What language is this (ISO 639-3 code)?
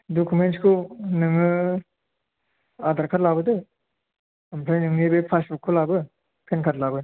brx